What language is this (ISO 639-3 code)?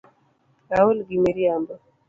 luo